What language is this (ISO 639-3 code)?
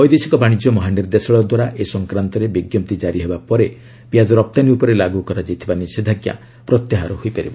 ori